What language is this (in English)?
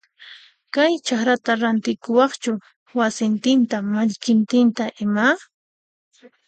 Puno Quechua